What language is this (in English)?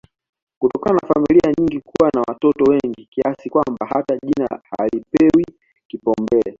Swahili